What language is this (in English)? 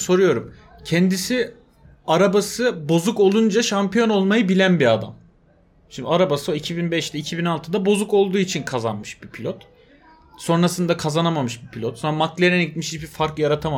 Turkish